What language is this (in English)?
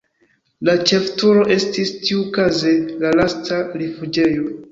Esperanto